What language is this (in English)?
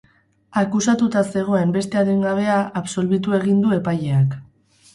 Basque